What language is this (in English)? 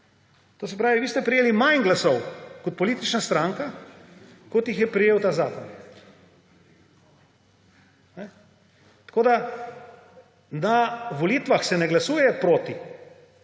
Slovenian